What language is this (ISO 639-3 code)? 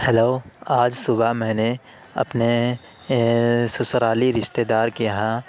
urd